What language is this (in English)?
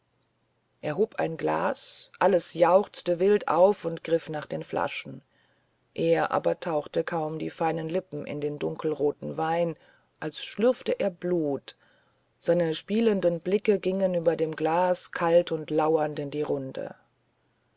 German